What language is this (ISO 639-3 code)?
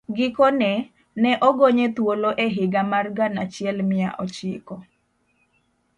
luo